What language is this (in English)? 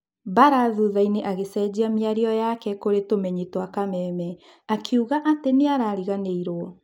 Kikuyu